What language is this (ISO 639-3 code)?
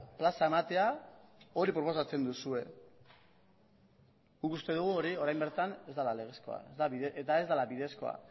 eus